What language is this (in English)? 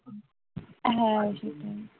Bangla